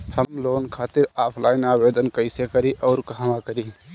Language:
Bhojpuri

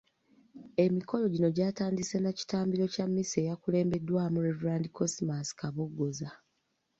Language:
Ganda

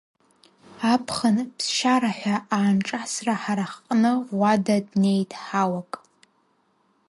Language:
Abkhazian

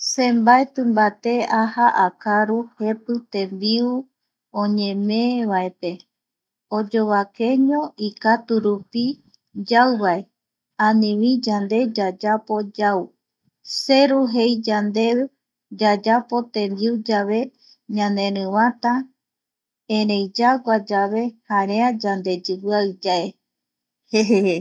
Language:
Eastern Bolivian Guaraní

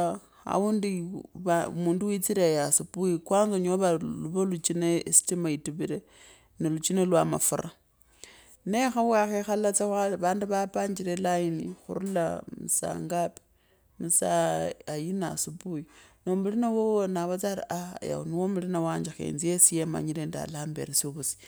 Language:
Kabras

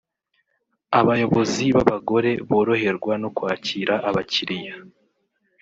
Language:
Kinyarwanda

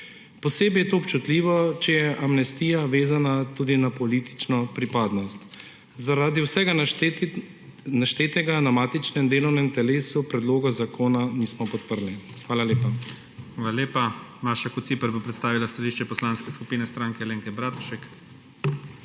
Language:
Slovenian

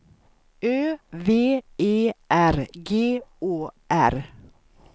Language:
Swedish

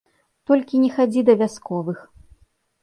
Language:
Belarusian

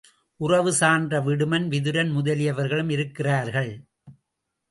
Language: Tamil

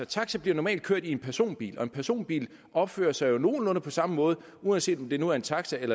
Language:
Danish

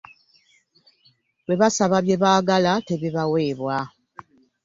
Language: Ganda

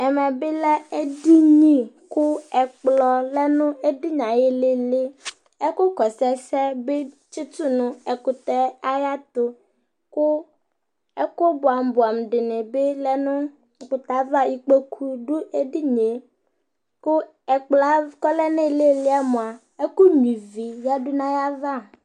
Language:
Ikposo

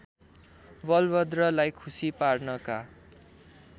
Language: Nepali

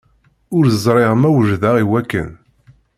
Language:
Kabyle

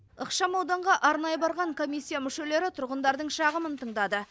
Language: Kazakh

